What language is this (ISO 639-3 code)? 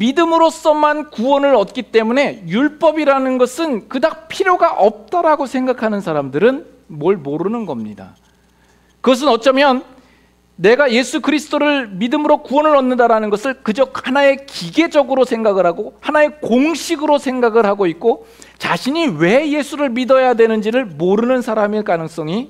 kor